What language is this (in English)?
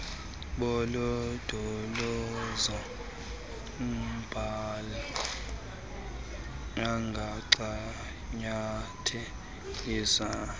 Xhosa